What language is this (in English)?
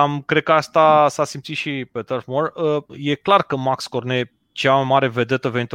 Romanian